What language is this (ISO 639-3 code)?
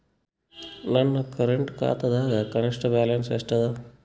kan